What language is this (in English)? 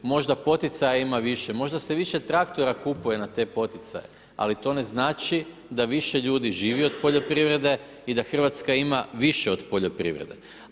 Croatian